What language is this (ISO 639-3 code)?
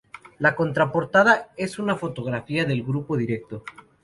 spa